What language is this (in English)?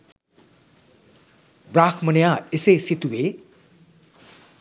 Sinhala